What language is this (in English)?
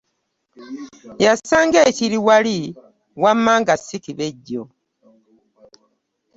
Ganda